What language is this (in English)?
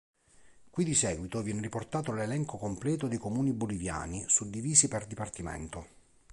Italian